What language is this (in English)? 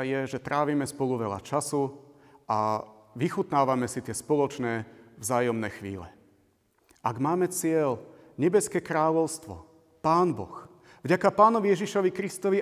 Slovak